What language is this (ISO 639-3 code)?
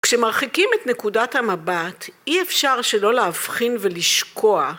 heb